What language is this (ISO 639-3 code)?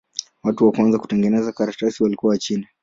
swa